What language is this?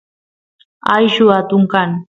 Santiago del Estero Quichua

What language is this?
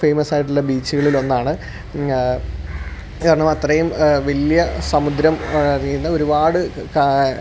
Malayalam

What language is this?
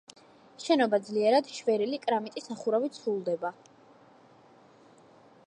Georgian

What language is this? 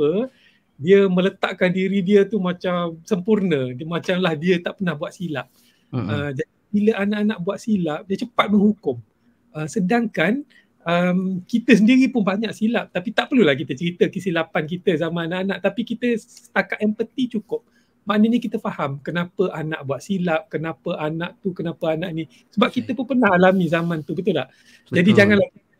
Malay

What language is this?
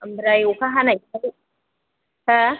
Bodo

